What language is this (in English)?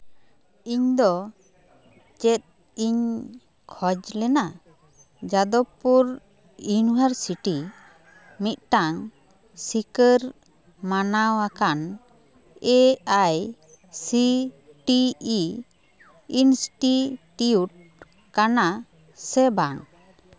Santali